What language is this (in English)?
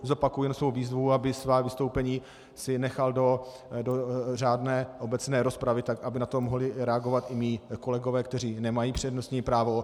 Czech